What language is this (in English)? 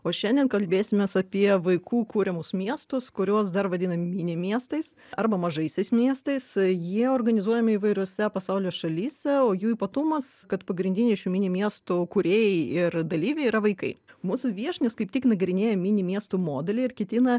Lithuanian